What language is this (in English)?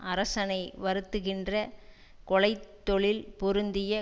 Tamil